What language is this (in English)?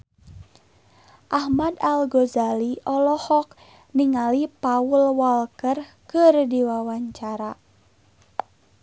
Sundanese